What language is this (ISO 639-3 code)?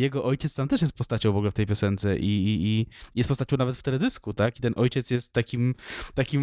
pol